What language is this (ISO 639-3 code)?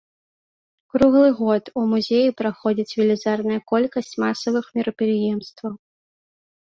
bel